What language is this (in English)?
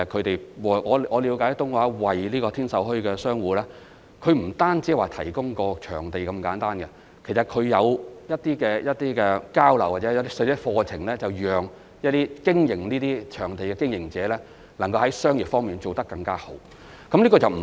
Cantonese